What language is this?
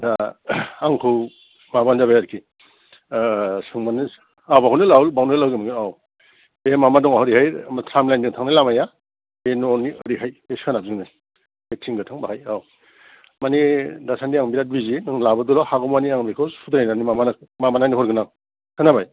Bodo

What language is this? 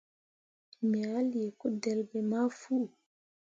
Mundang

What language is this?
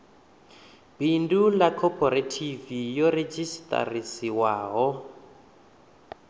Venda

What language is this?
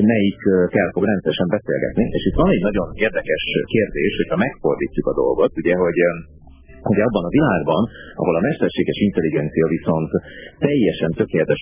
Hungarian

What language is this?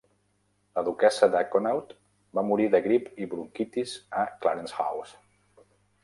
Catalan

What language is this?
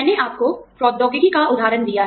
Hindi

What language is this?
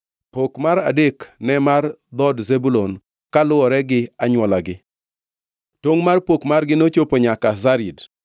Luo (Kenya and Tanzania)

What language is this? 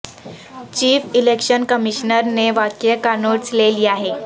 Urdu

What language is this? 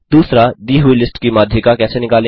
Hindi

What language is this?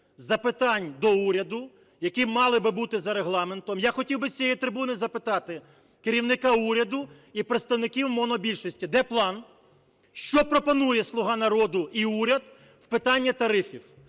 Ukrainian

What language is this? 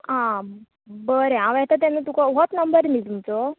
Konkani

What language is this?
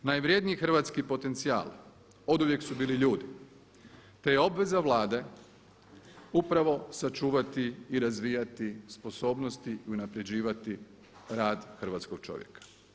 Croatian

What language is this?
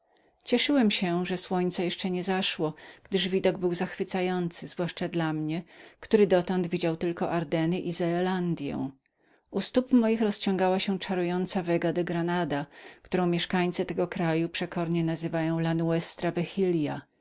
Polish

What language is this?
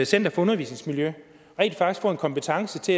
Danish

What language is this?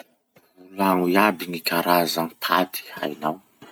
Masikoro Malagasy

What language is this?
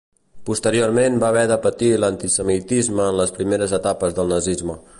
Catalan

